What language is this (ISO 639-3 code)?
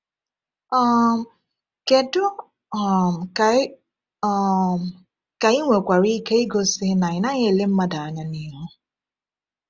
ibo